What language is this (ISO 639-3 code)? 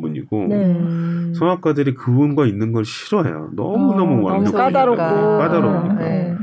kor